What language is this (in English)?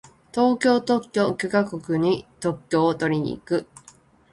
Japanese